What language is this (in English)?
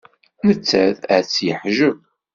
Kabyle